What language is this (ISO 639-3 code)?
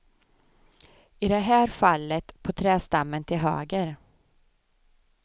swe